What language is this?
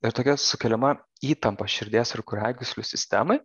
Lithuanian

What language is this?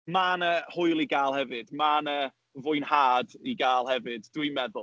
Welsh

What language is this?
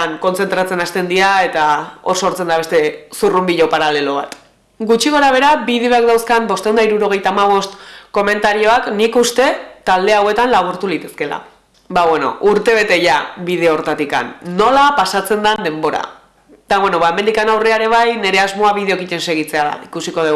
Basque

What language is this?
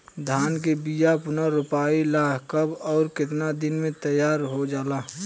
Bhojpuri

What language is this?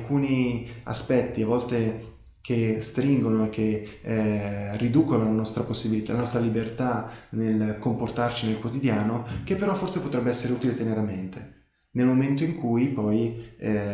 Italian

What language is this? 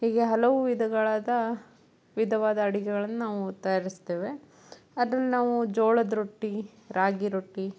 Kannada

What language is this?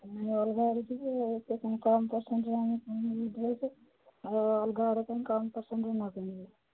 Odia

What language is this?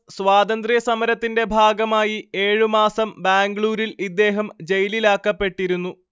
Malayalam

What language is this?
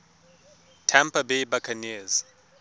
Tswana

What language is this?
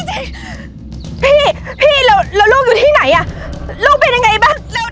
Thai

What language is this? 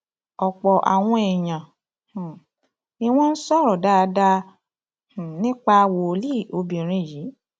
Yoruba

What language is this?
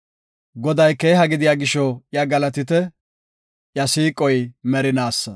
Gofa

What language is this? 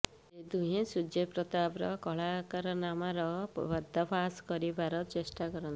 Odia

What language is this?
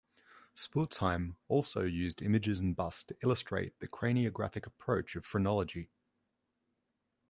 English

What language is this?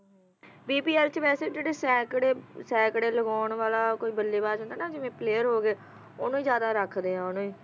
Punjabi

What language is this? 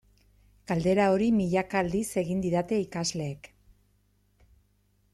Basque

